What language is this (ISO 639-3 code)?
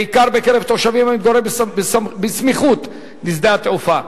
heb